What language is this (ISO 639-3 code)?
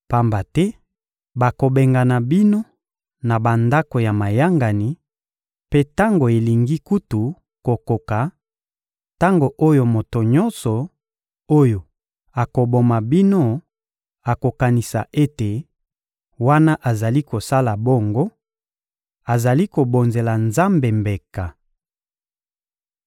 lin